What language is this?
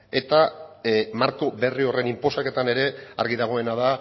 Basque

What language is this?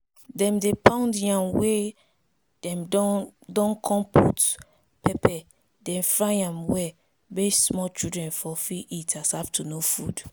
Nigerian Pidgin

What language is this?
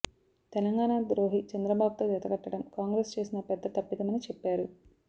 Telugu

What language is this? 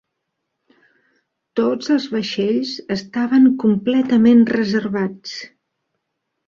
Catalan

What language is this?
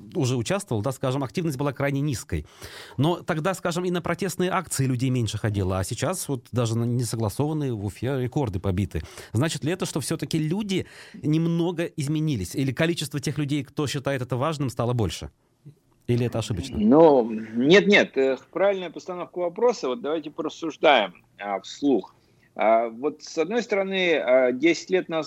Russian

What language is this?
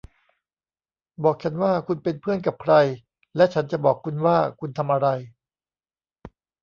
Thai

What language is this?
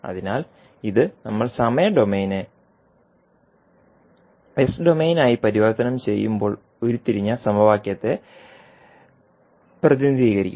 Malayalam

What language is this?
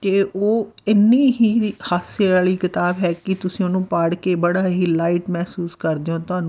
Punjabi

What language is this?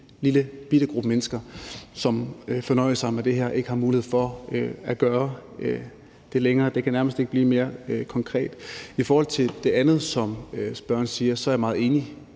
Danish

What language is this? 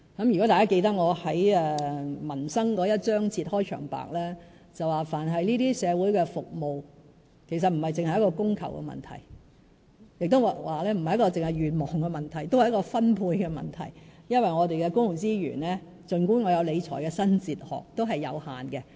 Cantonese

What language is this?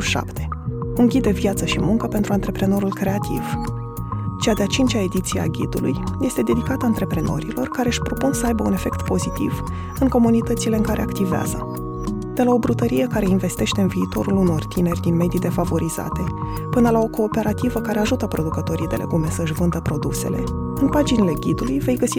Romanian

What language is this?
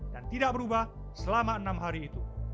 Indonesian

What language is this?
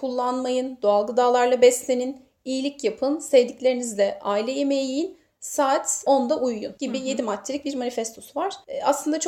Turkish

